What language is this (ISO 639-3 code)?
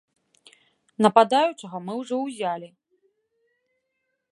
bel